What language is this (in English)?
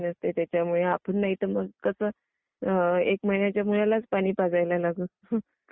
Marathi